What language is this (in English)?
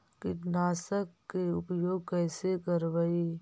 Magahi